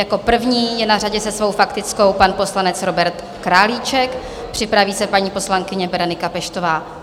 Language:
Czech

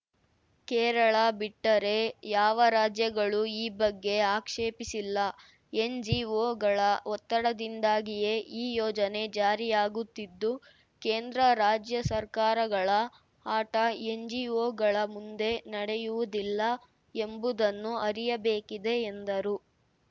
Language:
Kannada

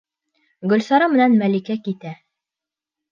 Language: Bashkir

